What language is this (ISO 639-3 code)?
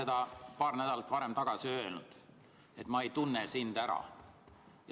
est